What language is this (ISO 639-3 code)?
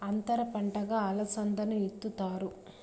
tel